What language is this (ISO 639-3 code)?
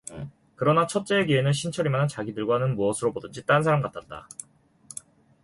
kor